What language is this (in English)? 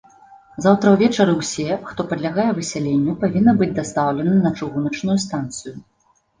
Belarusian